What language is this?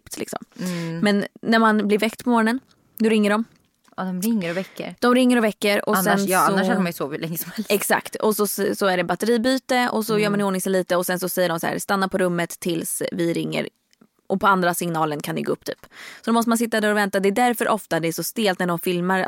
Swedish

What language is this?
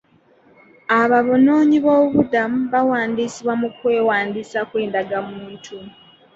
Ganda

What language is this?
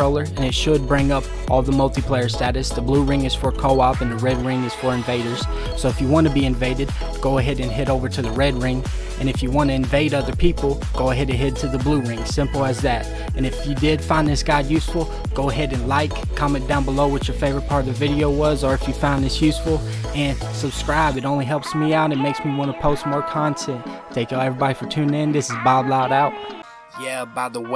English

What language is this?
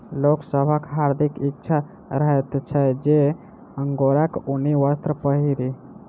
Maithili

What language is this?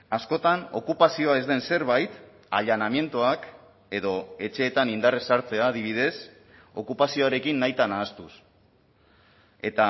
Basque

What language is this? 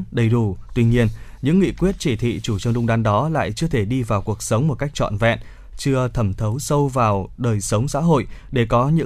Vietnamese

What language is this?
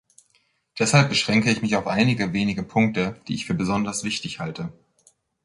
German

